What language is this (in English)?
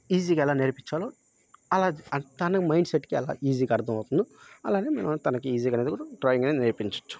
Telugu